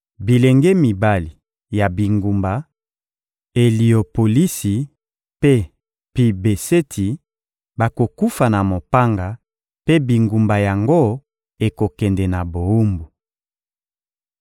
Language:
Lingala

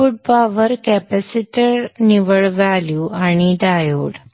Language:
Marathi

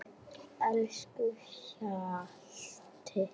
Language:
Icelandic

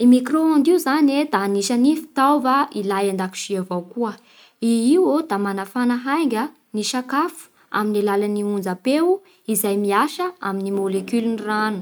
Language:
Bara Malagasy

